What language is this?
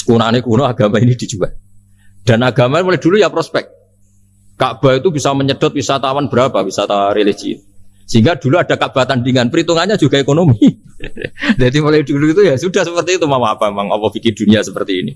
Indonesian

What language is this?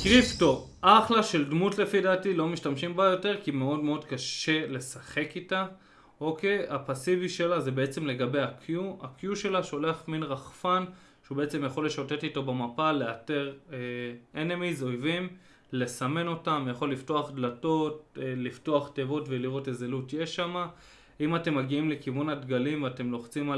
Hebrew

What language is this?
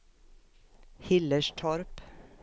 Swedish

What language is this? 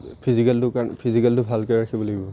Assamese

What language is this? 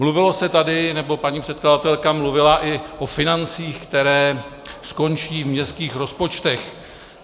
Czech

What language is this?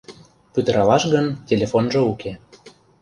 Mari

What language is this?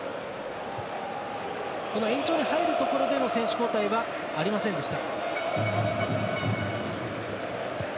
Japanese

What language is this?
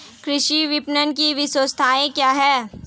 Hindi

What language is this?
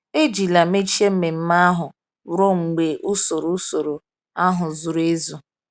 Igbo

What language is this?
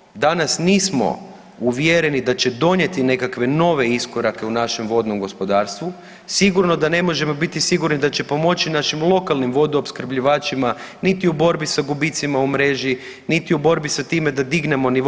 Croatian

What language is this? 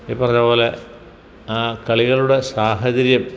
Malayalam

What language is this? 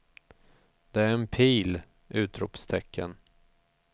Swedish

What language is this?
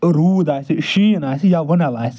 Kashmiri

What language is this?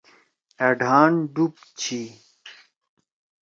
Torwali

